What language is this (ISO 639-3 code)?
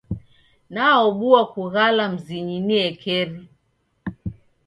dav